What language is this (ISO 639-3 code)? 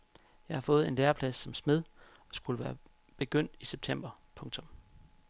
dan